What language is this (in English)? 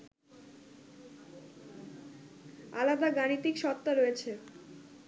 Bangla